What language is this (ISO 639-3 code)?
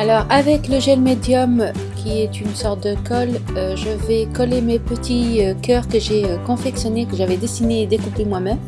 fra